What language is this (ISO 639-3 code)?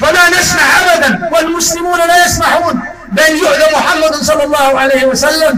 ara